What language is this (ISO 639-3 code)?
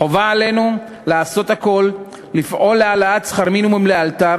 heb